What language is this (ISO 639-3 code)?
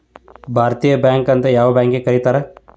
kan